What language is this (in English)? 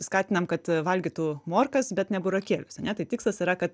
Lithuanian